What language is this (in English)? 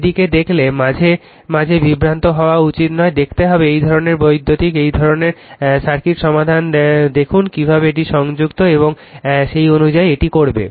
Bangla